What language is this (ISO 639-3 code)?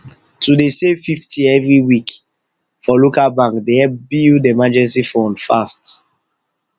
pcm